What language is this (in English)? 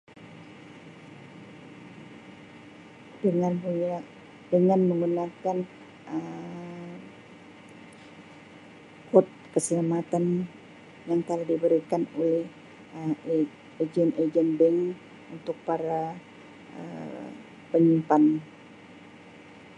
Sabah Malay